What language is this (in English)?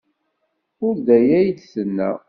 Kabyle